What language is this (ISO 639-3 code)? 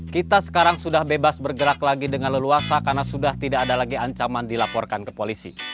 ind